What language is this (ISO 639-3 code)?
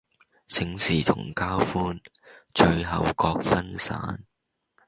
yue